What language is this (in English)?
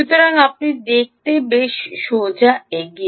Bangla